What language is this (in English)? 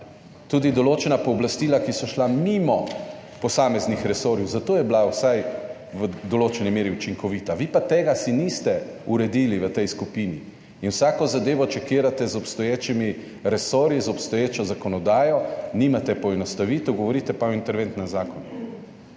Slovenian